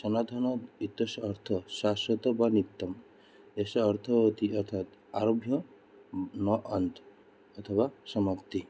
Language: Sanskrit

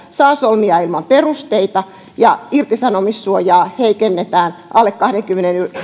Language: Finnish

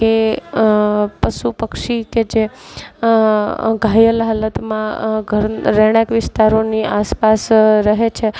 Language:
Gujarati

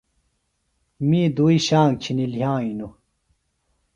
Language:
Phalura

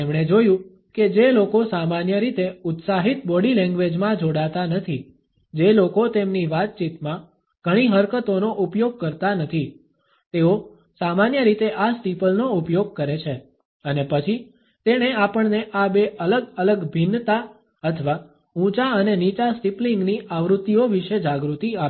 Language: Gujarati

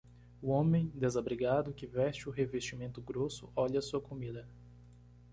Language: Portuguese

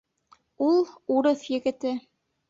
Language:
Bashkir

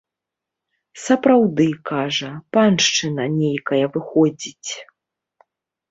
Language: Belarusian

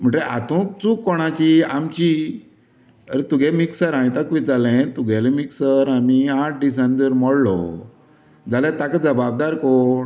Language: Konkani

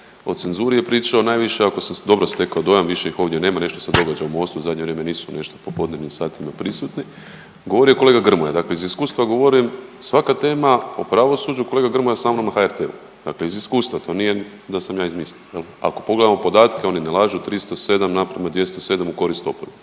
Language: Croatian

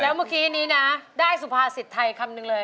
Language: Thai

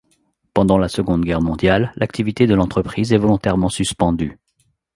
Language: French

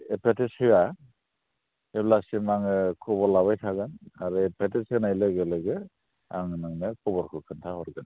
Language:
Bodo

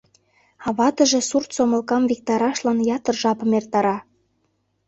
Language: Mari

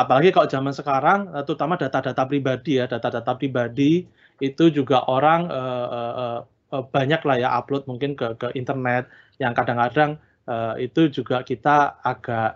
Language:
Indonesian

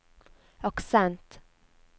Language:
Norwegian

